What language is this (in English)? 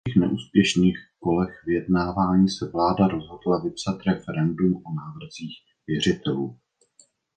Czech